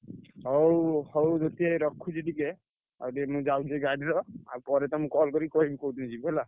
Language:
Odia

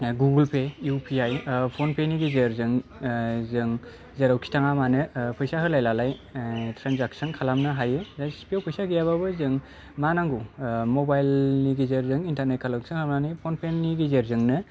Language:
Bodo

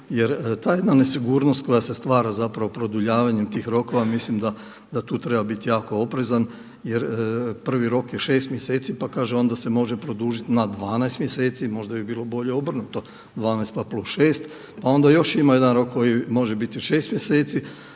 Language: Croatian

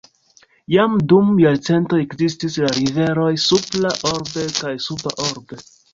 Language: Esperanto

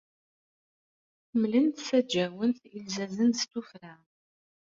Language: Kabyle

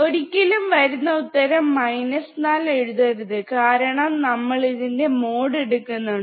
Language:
Malayalam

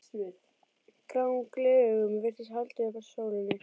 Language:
Icelandic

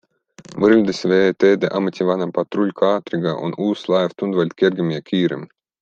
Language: Estonian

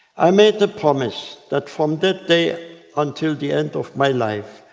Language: English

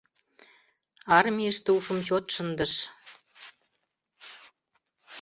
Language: Mari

